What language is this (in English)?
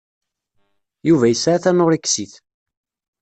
Kabyle